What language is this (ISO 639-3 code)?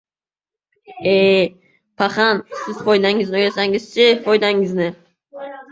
uzb